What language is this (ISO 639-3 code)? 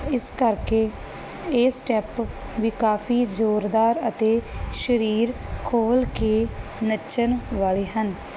pan